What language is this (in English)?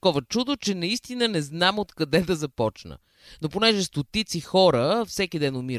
Bulgarian